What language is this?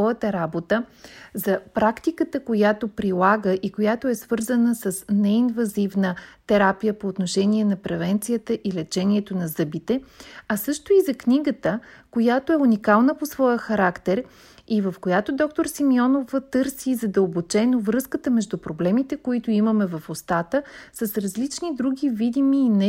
Bulgarian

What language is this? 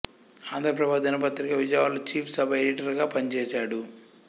Telugu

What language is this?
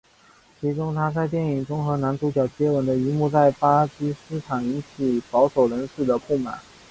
Chinese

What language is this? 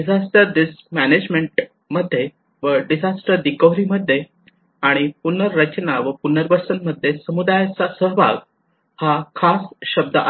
Marathi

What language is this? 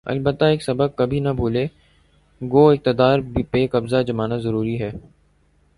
Urdu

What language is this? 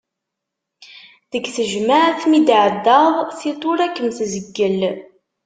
Kabyle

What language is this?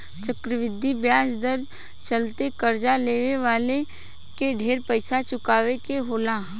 Bhojpuri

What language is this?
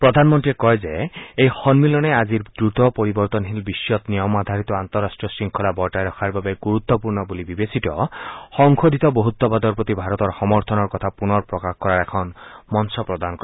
Assamese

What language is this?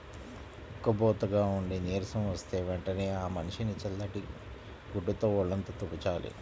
Telugu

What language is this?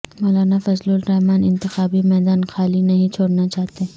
Urdu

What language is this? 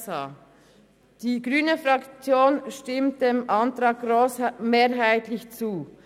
Swiss German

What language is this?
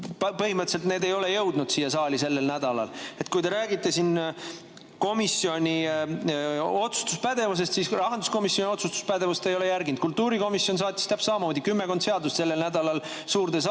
Estonian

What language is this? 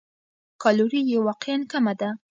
Pashto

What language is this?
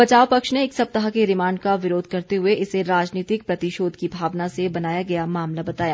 Hindi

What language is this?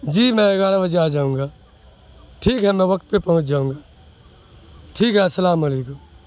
Urdu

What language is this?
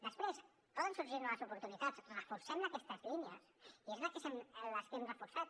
Catalan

